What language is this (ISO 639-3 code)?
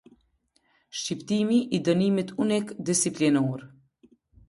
sqi